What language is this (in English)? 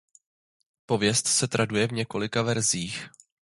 Czech